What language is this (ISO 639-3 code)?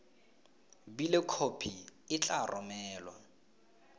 tsn